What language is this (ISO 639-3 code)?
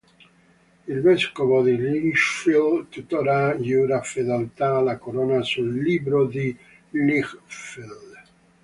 ita